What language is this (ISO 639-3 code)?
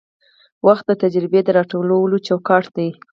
pus